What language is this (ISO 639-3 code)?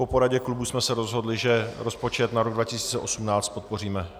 ces